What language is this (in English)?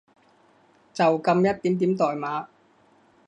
Cantonese